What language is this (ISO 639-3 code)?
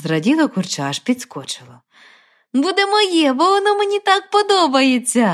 ukr